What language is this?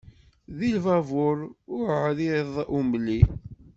Kabyle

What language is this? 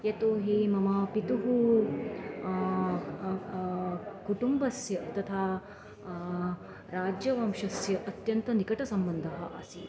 Sanskrit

